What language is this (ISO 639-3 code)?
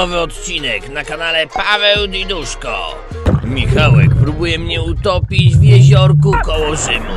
pol